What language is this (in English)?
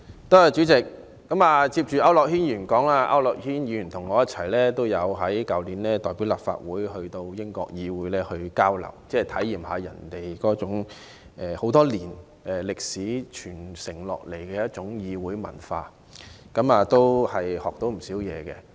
Cantonese